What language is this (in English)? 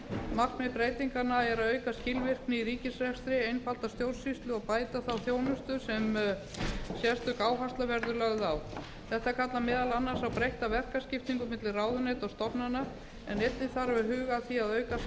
Icelandic